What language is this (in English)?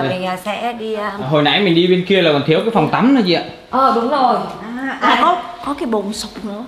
Vietnamese